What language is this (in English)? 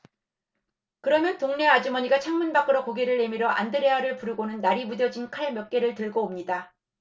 Korean